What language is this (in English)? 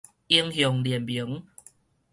Min Nan Chinese